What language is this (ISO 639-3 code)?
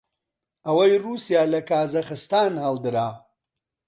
ckb